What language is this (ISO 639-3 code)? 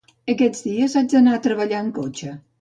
cat